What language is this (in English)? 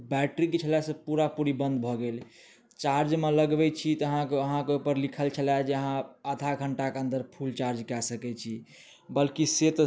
Maithili